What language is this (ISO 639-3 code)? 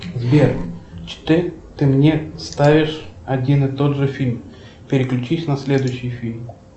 rus